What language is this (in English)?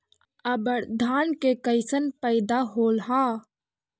Magahi